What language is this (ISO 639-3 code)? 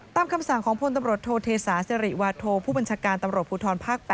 tha